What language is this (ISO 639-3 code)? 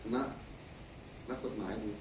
tha